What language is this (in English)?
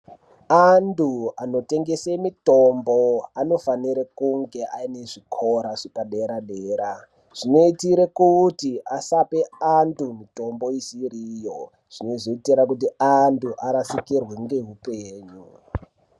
Ndau